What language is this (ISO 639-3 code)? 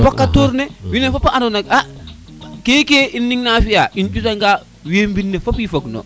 srr